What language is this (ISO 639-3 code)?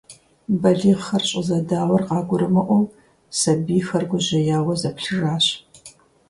kbd